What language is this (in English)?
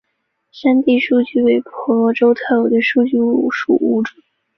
Chinese